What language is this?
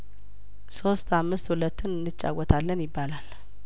Amharic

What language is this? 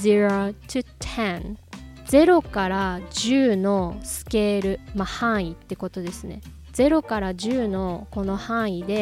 Japanese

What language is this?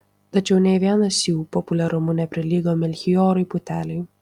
Lithuanian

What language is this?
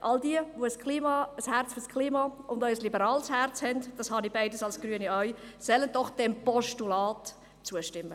Swiss German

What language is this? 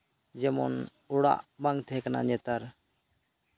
Santali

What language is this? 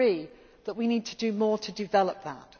English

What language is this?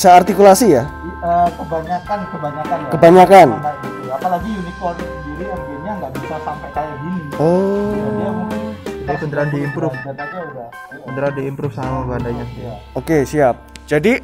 Indonesian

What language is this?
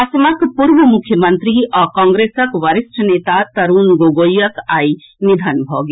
Maithili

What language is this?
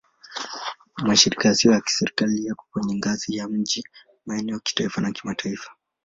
Swahili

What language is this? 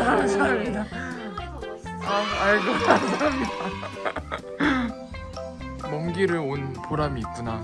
Korean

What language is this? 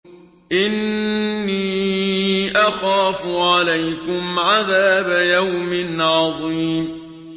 Arabic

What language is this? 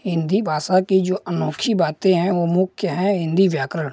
Hindi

